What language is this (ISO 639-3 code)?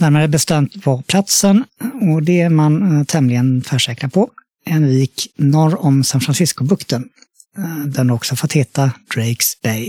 swe